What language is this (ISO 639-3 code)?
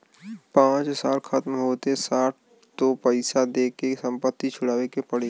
bho